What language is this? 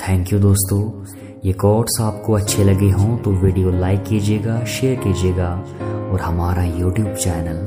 Hindi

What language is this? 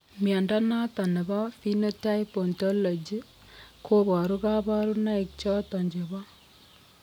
Kalenjin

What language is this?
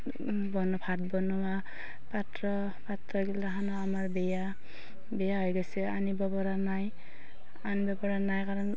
Assamese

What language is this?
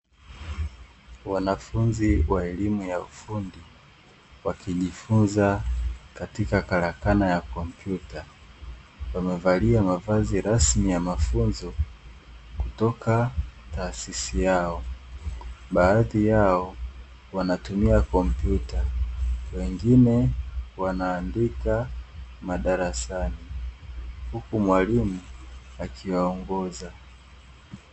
Swahili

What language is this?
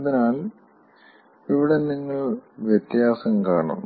Malayalam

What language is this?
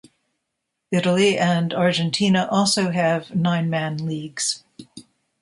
English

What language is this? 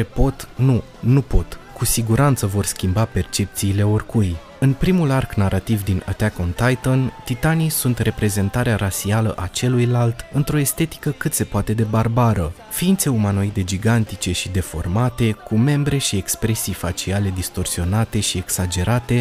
Romanian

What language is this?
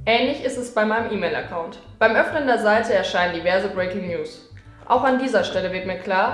German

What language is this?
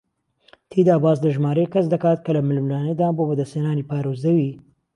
Central Kurdish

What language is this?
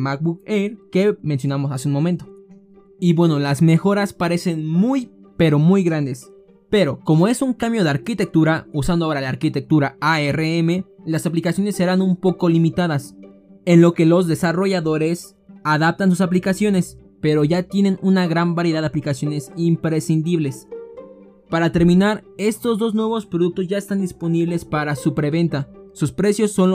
Spanish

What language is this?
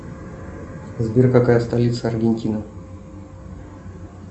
Russian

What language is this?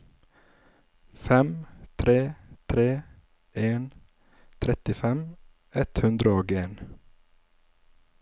Norwegian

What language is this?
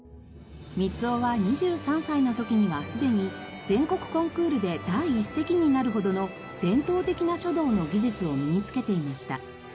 Japanese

